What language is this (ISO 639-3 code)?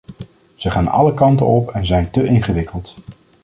nld